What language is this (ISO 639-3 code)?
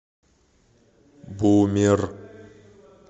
rus